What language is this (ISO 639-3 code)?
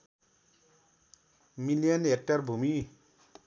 nep